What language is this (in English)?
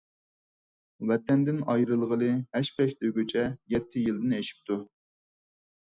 Uyghur